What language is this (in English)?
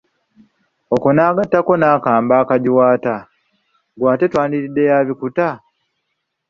Ganda